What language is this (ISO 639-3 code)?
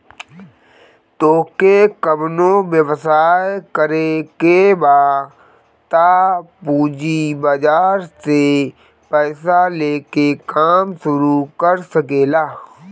bho